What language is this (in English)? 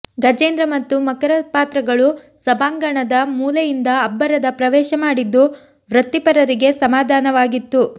Kannada